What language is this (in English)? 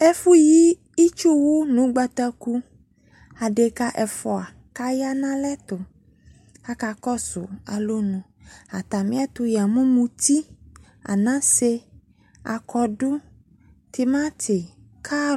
Ikposo